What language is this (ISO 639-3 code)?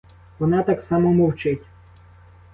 ukr